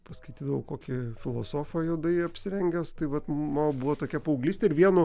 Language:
Lithuanian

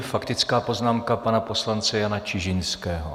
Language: Czech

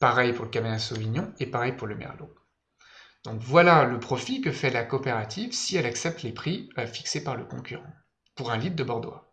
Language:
French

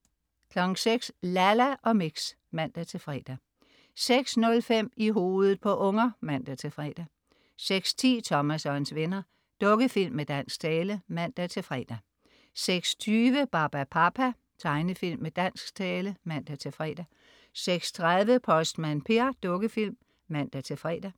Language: Danish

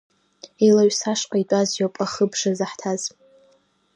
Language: Abkhazian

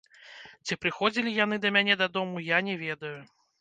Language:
Belarusian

